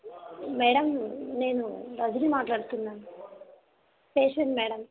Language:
Telugu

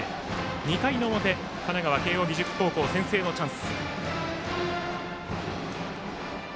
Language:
Japanese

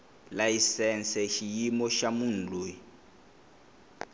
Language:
Tsonga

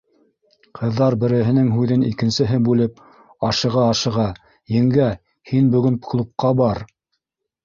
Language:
Bashkir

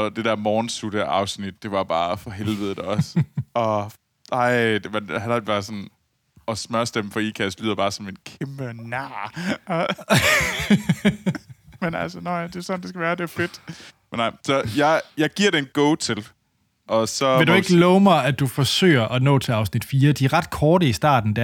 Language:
Danish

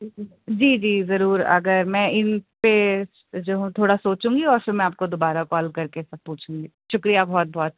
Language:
Urdu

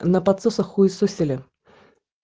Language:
Russian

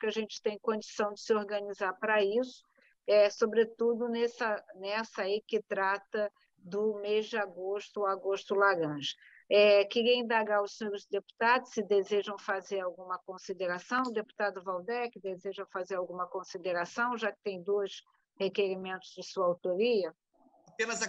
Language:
Portuguese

